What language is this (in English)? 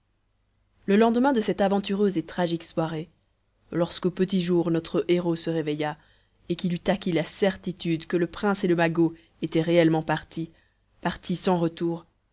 French